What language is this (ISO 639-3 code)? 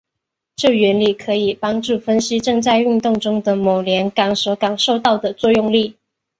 zho